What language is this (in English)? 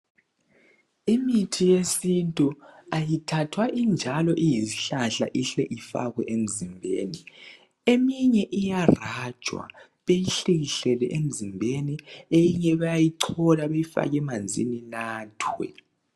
North Ndebele